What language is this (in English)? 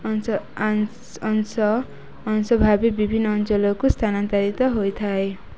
Odia